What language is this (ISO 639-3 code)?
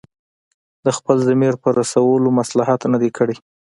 pus